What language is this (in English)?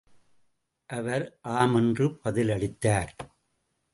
Tamil